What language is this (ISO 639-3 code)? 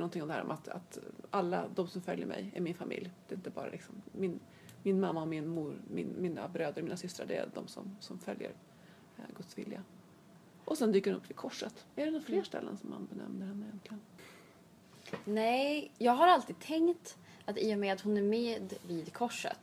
swe